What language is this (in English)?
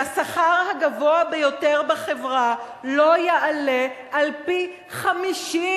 Hebrew